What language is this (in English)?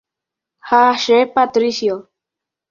Guarani